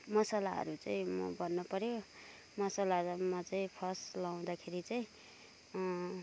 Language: Nepali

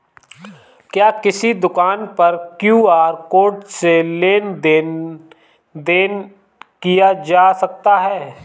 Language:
Hindi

